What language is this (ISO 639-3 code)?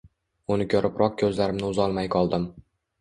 uzb